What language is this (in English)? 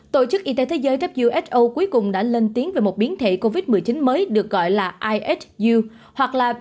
Vietnamese